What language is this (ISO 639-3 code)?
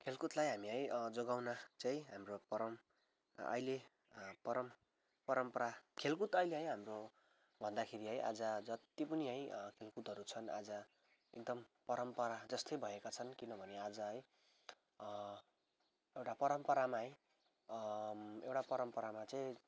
nep